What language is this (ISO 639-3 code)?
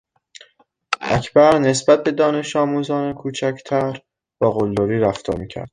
fas